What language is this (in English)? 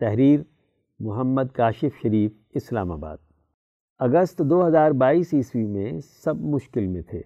Urdu